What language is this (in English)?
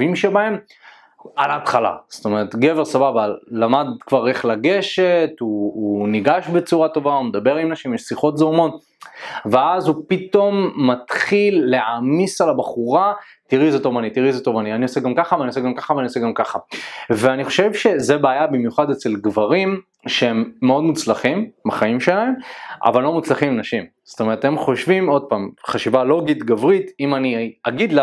Hebrew